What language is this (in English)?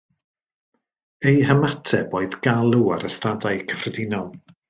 Welsh